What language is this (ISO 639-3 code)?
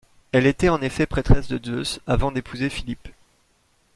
fra